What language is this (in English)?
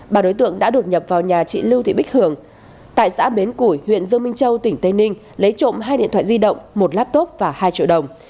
Vietnamese